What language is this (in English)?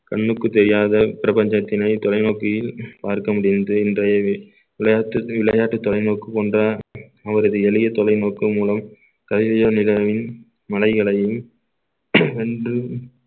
Tamil